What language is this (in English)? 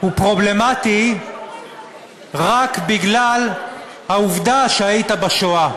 Hebrew